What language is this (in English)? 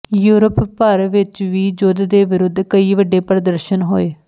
Punjabi